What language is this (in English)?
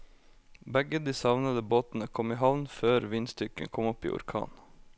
Norwegian